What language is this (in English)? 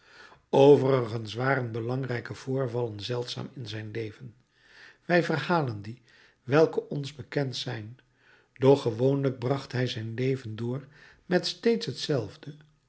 Dutch